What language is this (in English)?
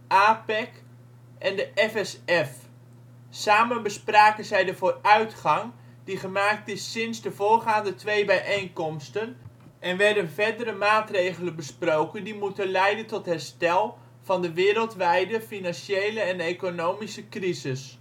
Dutch